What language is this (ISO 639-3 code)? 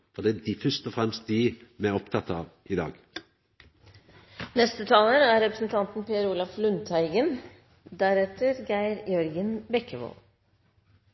nno